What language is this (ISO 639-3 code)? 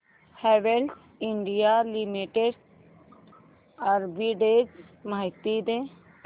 mar